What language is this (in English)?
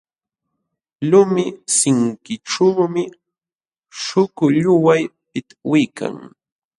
Jauja Wanca Quechua